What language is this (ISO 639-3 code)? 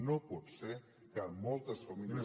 cat